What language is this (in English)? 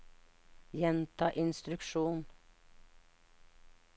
Norwegian